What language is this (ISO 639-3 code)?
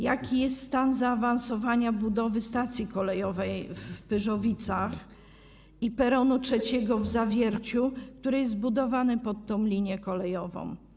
pol